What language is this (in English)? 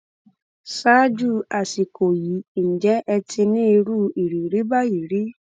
Yoruba